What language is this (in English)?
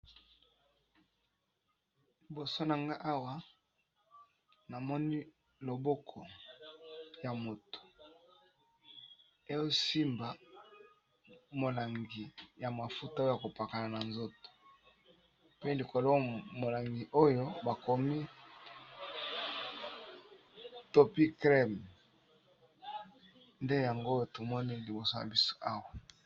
Lingala